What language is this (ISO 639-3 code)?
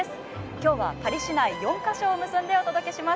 jpn